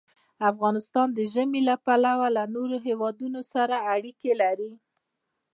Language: Pashto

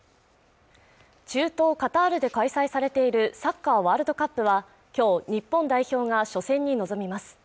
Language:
Japanese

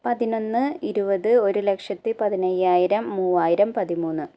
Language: Malayalam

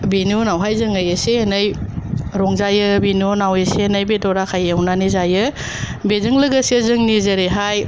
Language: Bodo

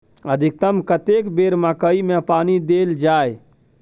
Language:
Maithili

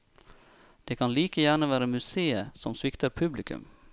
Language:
Norwegian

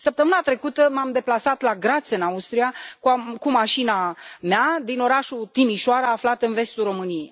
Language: Romanian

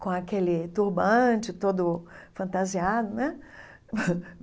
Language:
Portuguese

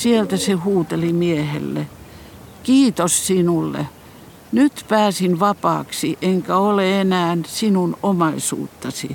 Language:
Finnish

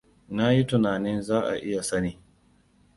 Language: Hausa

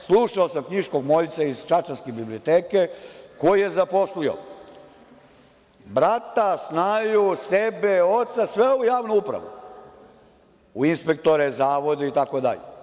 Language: Serbian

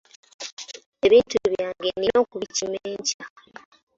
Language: Ganda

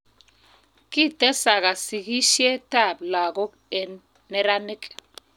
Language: Kalenjin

